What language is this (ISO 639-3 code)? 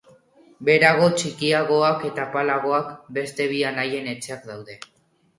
eus